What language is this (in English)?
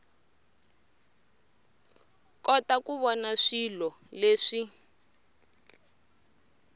Tsonga